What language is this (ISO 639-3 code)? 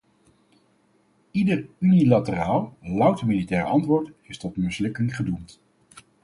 nld